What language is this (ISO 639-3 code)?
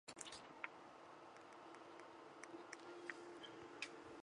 zho